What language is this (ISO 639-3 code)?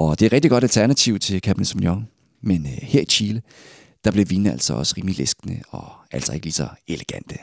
dan